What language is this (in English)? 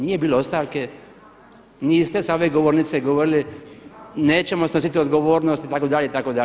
Croatian